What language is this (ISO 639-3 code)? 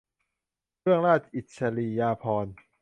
tha